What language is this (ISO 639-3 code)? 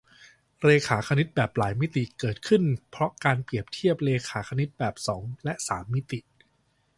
tha